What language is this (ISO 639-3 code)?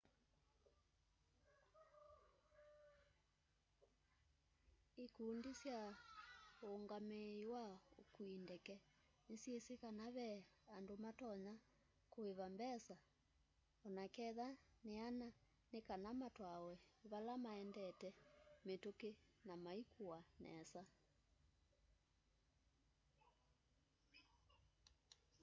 kam